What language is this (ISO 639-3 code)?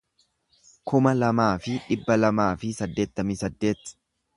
orm